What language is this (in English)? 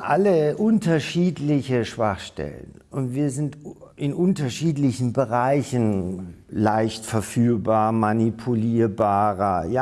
German